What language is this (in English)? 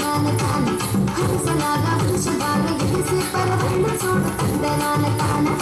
Telugu